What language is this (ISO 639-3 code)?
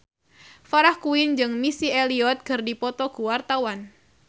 sun